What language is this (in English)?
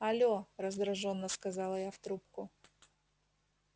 Russian